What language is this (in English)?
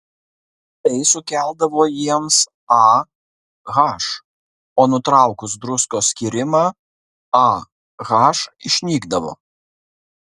Lithuanian